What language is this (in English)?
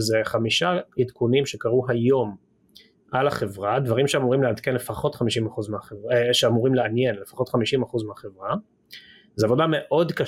Hebrew